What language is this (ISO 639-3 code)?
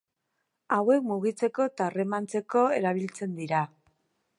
eus